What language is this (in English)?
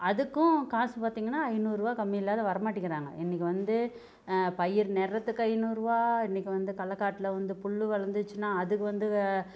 Tamil